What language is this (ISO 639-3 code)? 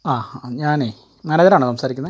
mal